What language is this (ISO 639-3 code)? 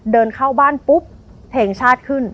tha